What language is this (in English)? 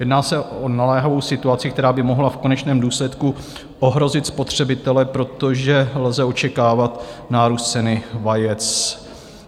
Czech